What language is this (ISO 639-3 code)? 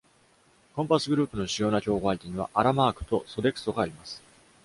jpn